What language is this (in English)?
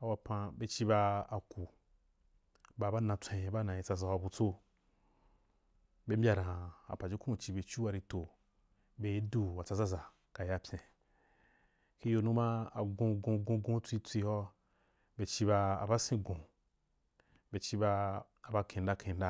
Wapan